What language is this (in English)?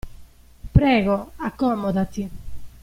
Italian